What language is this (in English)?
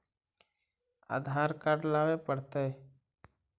Magahi